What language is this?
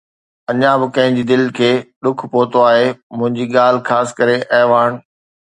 Sindhi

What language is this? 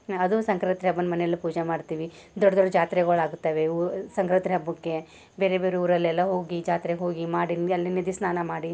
Kannada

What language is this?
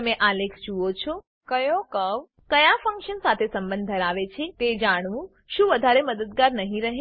Gujarati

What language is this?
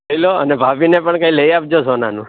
Gujarati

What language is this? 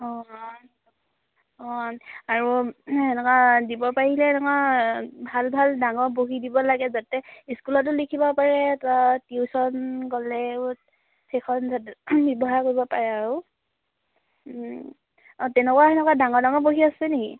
Assamese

